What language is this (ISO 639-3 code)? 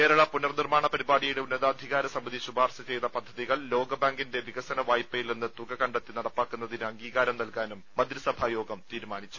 mal